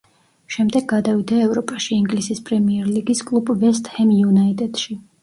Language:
Georgian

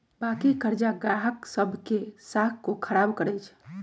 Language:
Magahi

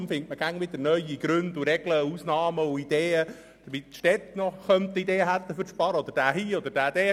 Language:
Swiss German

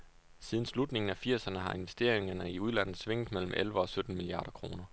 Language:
Danish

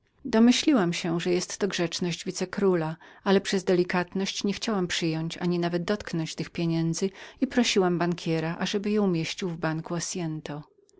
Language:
Polish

